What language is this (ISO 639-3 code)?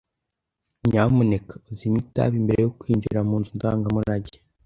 kin